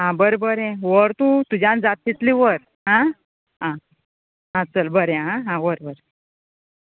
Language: Konkani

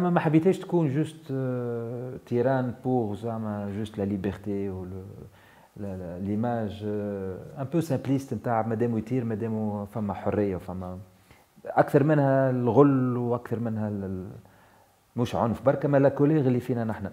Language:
Arabic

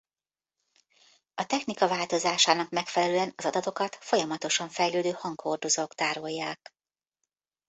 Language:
Hungarian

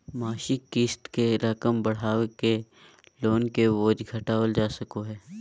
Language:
Magahi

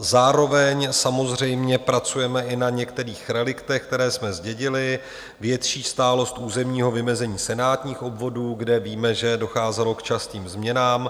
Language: Czech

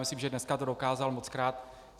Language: Czech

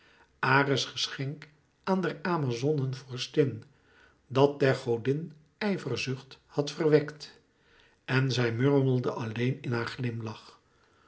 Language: Dutch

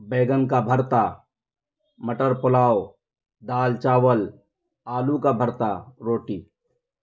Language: Urdu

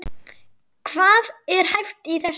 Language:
Icelandic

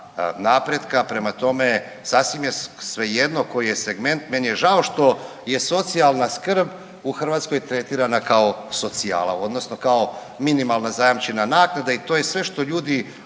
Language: Croatian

